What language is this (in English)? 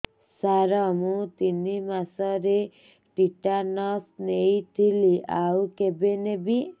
Odia